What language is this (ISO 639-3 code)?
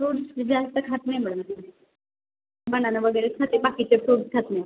mar